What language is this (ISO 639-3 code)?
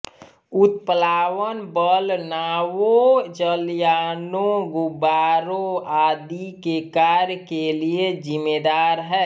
hin